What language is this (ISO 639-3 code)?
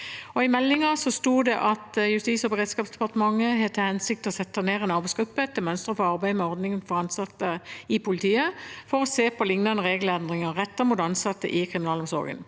nor